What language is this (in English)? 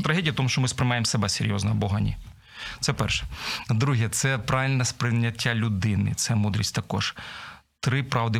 Ukrainian